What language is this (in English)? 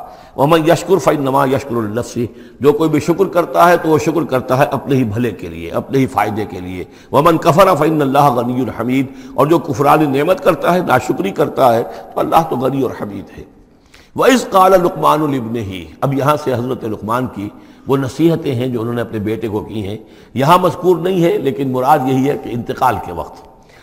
Urdu